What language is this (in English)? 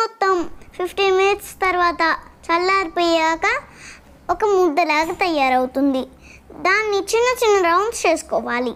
Romanian